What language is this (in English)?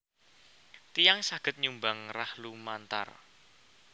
Javanese